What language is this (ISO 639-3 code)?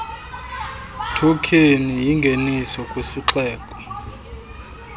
xho